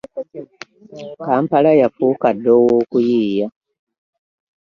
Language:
Ganda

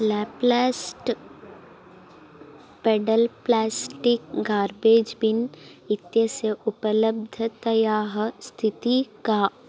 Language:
Sanskrit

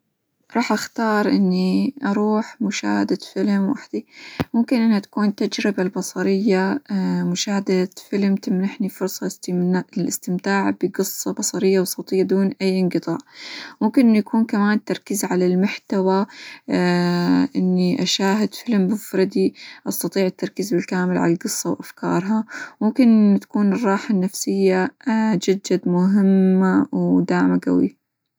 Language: Hijazi Arabic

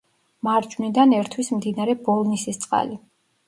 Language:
Georgian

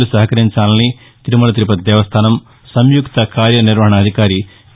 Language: Telugu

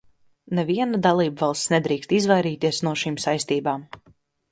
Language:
Latvian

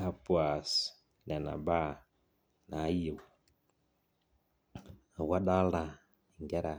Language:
Masai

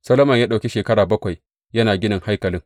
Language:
Hausa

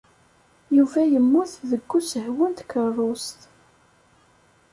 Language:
Kabyle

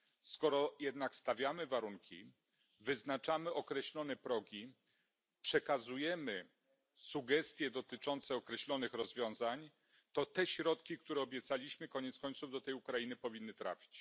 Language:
Polish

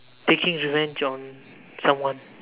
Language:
English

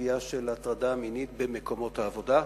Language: Hebrew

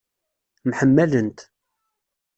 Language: Kabyle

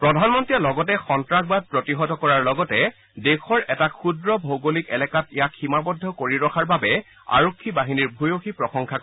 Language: Assamese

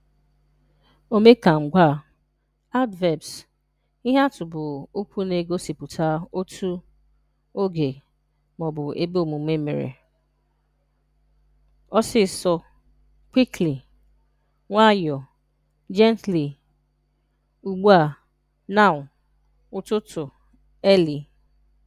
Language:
Igbo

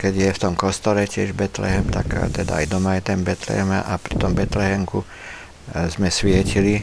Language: Slovak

